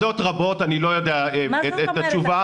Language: Hebrew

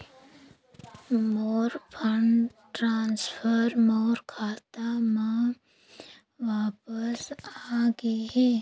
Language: Chhattisgarhi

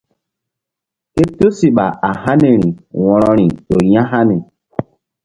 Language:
Mbum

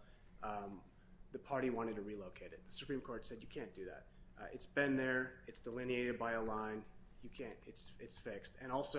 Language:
English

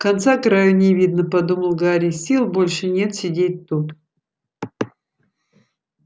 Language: Russian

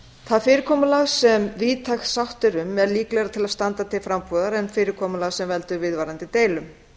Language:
Icelandic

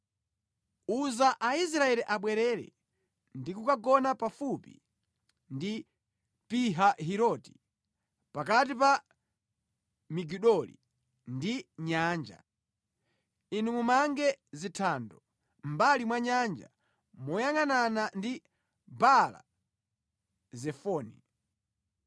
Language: Nyanja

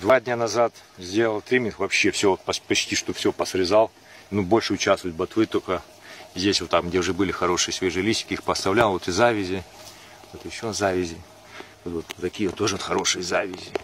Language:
Russian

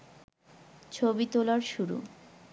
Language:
Bangla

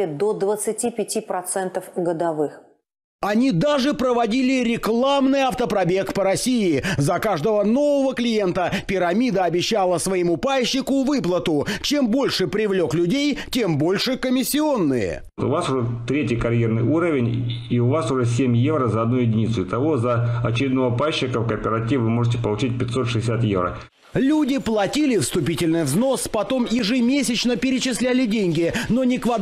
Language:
Russian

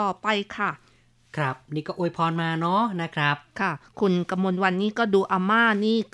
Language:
Thai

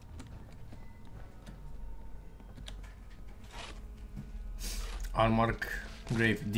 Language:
Romanian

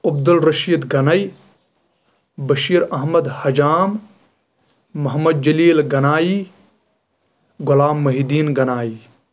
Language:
Kashmiri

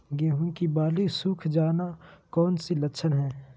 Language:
Magahi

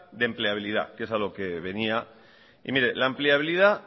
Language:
Spanish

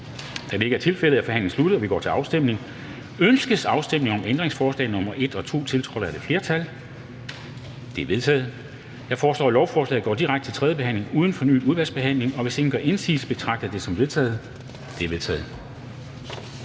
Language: Danish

